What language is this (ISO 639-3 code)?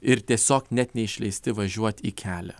lit